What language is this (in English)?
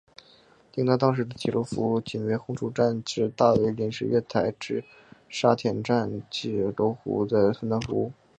Chinese